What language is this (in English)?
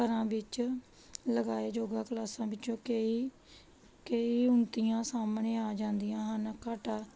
Punjabi